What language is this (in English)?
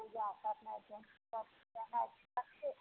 Maithili